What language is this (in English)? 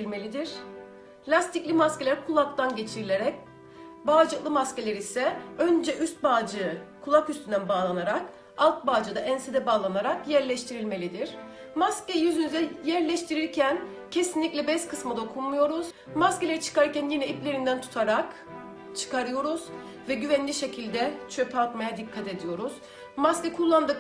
Turkish